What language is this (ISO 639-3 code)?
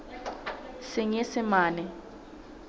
sot